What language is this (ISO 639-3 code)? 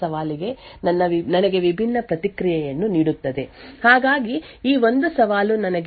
kan